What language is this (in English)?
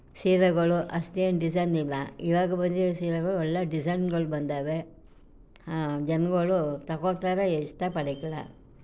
Kannada